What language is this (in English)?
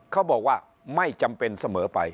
Thai